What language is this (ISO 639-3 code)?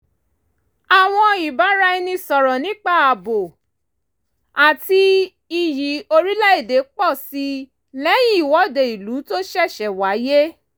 yor